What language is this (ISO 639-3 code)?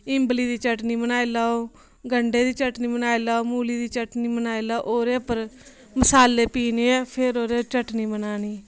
doi